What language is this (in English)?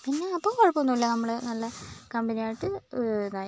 Malayalam